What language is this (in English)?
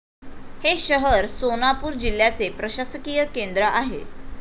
Marathi